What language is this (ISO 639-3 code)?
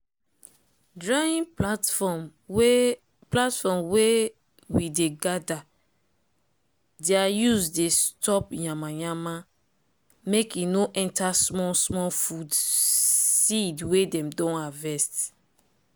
pcm